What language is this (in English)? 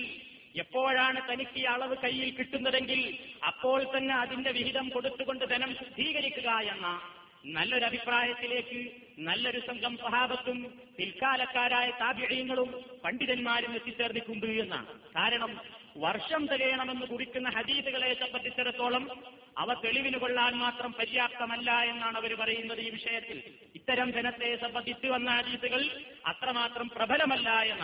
Malayalam